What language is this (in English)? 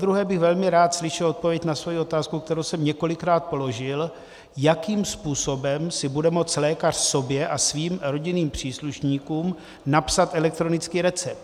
Czech